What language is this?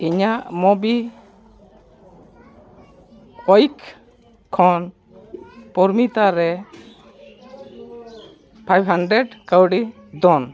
Santali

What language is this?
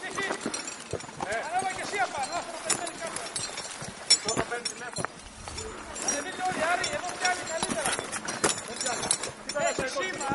Greek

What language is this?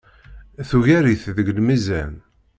Kabyle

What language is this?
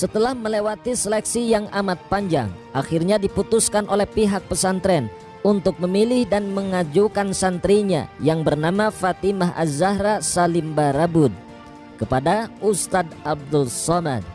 Indonesian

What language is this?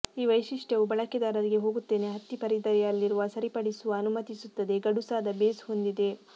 Kannada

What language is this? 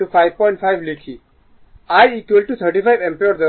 Bangla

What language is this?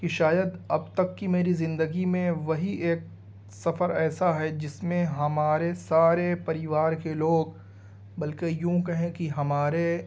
Urdu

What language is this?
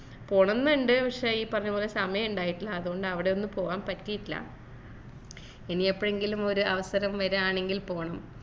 Malayalam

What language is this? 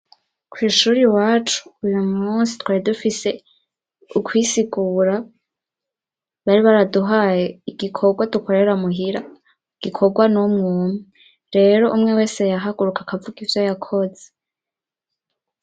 Rundi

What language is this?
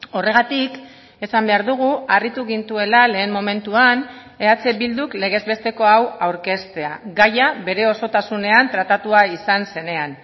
Basque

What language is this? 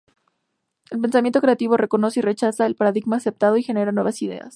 Spanish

